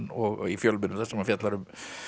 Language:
Icelandic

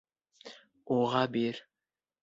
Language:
Bashkir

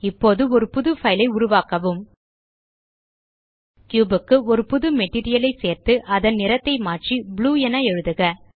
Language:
Tamil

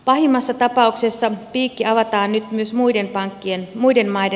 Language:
Finnish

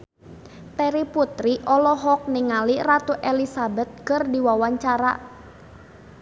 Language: Sundanese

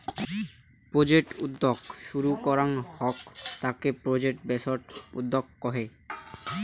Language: Bangla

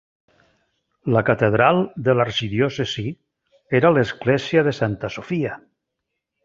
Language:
Catalan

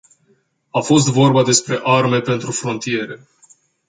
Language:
Romanian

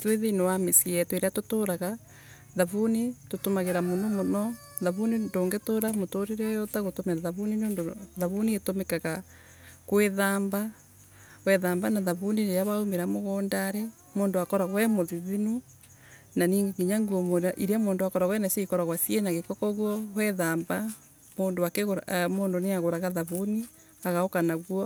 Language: Embu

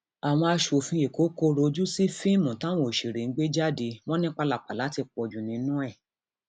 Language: Yoruba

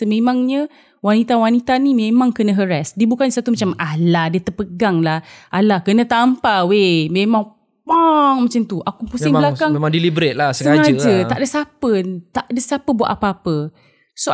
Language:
Malay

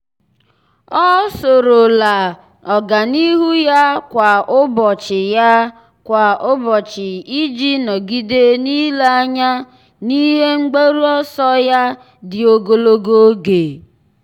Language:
Igbo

